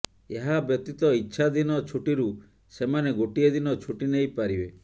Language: Odia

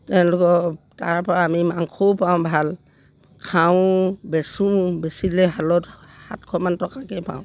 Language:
Assamese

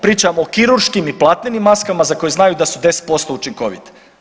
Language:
Croatian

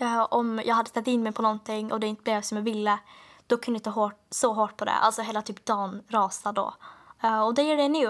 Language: Swedish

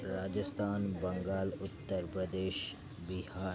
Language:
Marathi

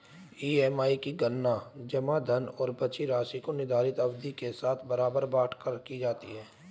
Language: Hindi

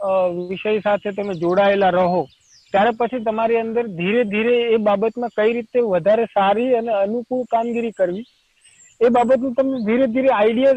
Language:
Gujarati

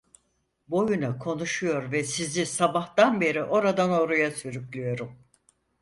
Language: Turkish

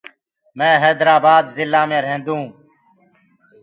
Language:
Gurgula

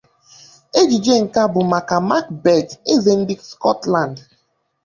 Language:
Igbo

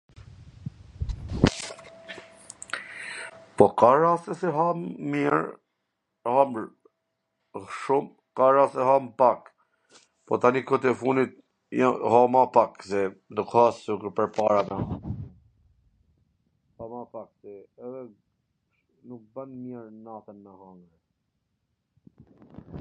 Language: Gheg Albanian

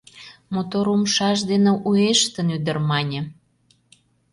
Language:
Mari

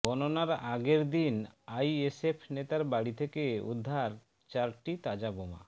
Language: Bangla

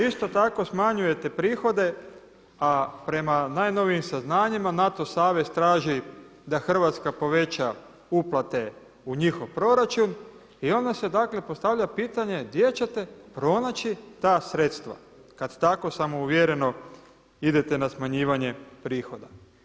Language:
Croatian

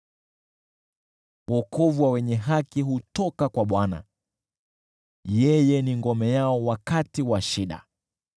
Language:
Swahili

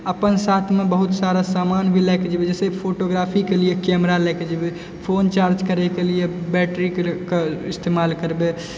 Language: Maithili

